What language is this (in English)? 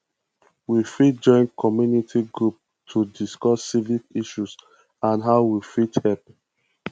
Nigerian Pidgin